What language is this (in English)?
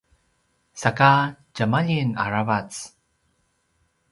Paiwan